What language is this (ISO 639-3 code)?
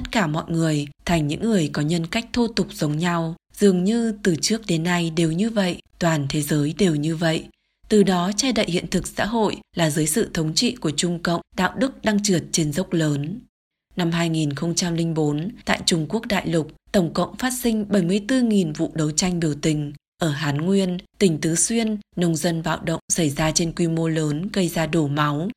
vie